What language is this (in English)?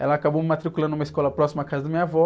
Portuguese